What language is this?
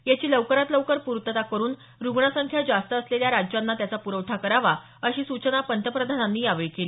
Marathi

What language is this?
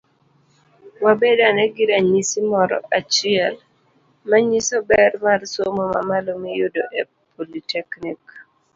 Luo (Kenya and Tanzania)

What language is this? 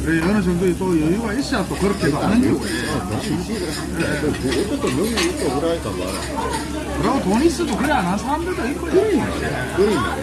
Korean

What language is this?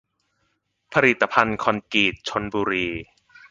Thai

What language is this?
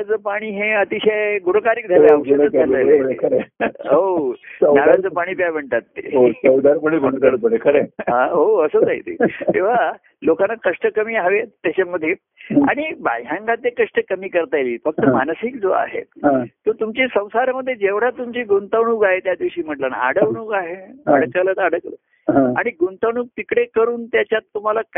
Marathi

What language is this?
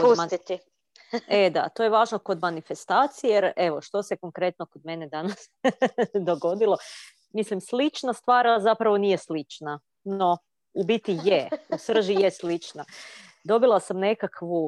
Croatian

